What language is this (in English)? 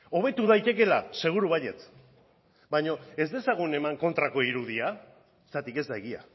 Basque